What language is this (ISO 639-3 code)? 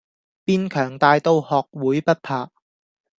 yue